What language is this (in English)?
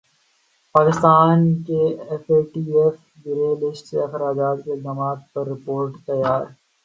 Urdu